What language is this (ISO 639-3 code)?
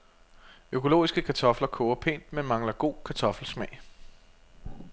dan